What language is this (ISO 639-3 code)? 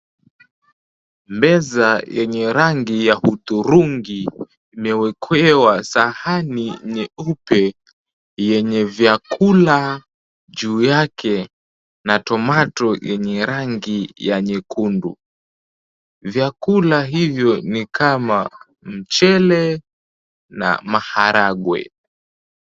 swa